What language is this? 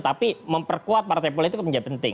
Indonesian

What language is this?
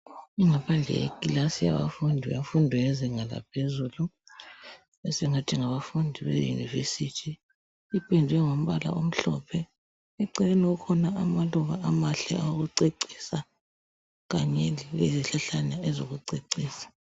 North Ndebele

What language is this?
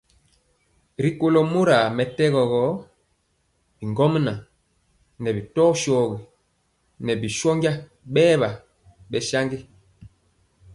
Mpiemo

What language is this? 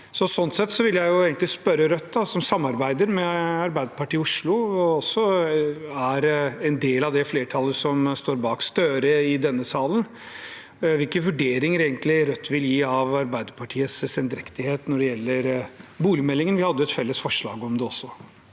Norwegian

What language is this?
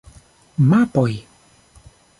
Esperanto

